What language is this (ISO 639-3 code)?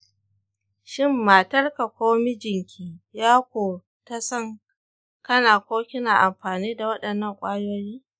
hau